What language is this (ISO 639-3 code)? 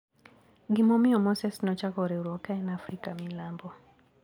luo